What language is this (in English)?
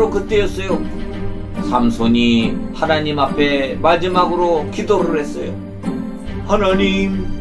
Korean